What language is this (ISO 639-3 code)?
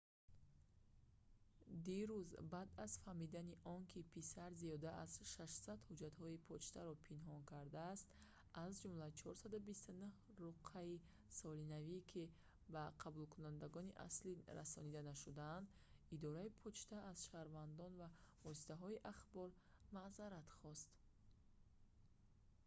tgk